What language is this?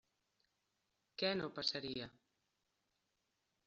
Catalan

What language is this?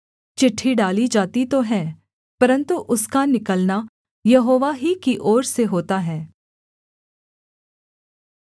Hindi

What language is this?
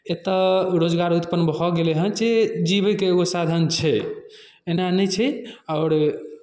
Maithili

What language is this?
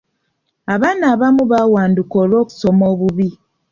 Ganda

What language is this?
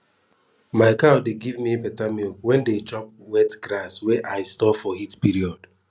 Nigerian Pidgin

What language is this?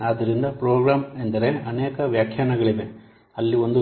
Kannada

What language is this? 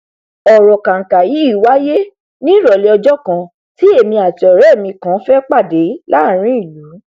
Yoruba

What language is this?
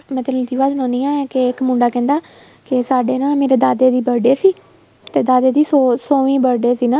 Punjabi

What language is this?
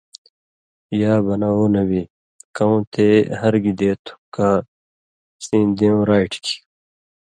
Indus Kohistani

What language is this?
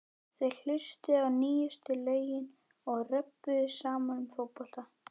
Icelandic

